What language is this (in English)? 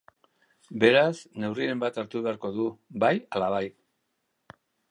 Basque